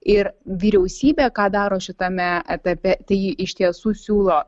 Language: Lithuanian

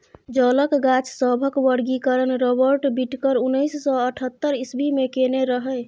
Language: Maithili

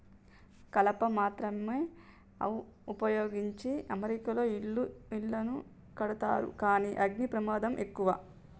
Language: Telugu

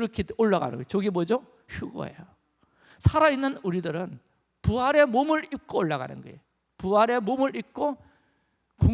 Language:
Korean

